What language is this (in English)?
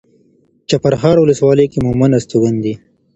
Pashto